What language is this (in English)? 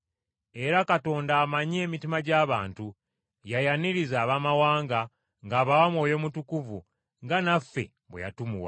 Ganda